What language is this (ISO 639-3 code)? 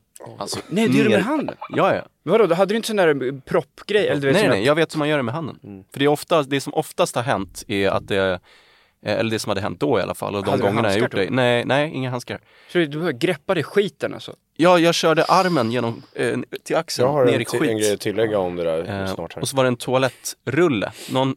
swe